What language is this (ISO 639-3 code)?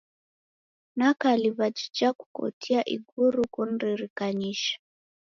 dav